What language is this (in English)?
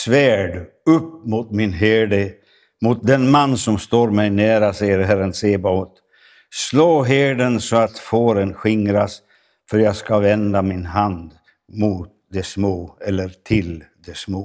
Swedish